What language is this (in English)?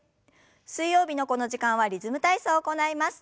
Japanese